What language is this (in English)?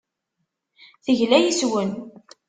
Kabyle